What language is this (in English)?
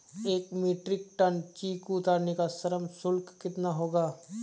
Hindi